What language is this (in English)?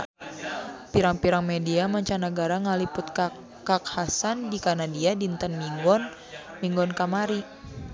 Sundanese